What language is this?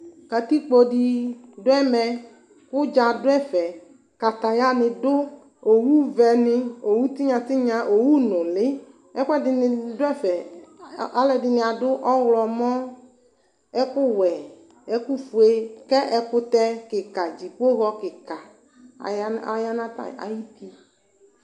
Ikposo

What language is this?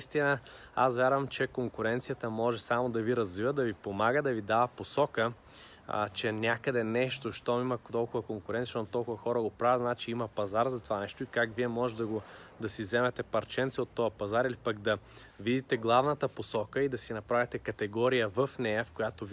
Bulgarian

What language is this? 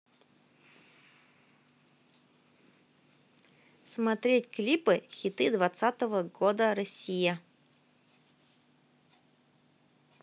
Russian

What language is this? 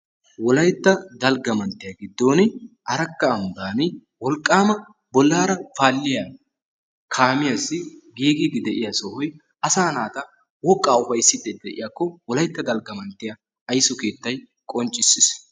Wolaytta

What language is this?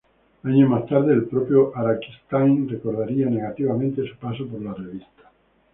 Spanish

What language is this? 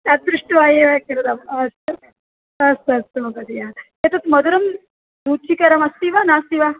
Sanskrit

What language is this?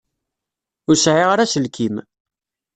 Kabyle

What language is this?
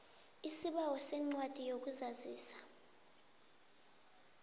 South Ndebele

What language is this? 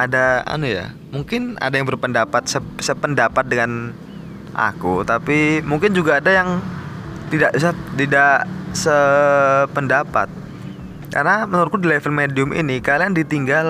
Indonesian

